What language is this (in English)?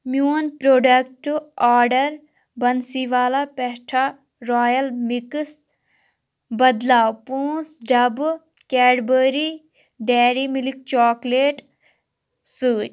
Kashmiri